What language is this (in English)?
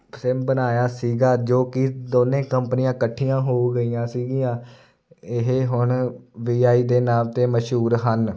Punjabi